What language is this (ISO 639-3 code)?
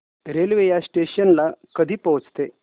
mar